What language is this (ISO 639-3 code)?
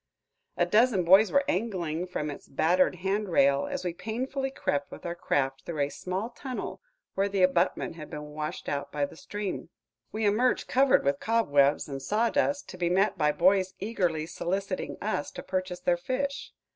eng